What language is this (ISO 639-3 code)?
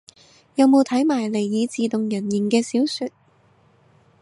yue